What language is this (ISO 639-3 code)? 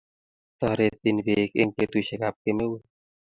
kln